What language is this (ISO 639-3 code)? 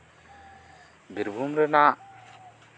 sat